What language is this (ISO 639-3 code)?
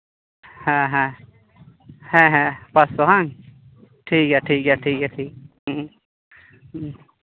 sat